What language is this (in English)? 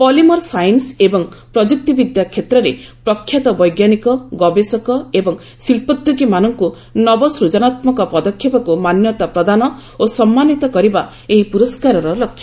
Odia